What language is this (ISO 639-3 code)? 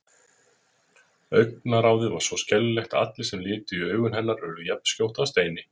isl